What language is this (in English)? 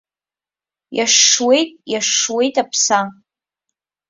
Abkhazian